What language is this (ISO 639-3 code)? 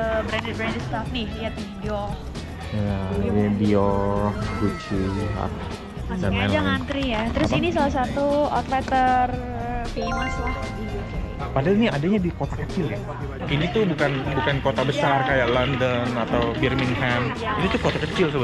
ind